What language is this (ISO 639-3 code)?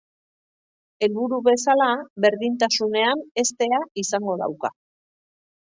eus